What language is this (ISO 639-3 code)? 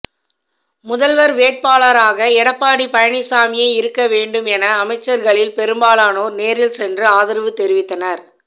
tam